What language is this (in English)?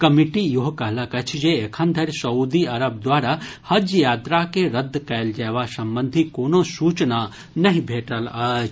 Maithili